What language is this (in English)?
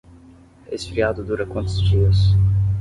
Portuguese